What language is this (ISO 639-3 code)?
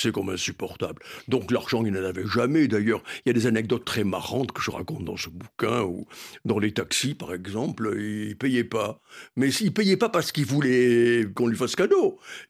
fra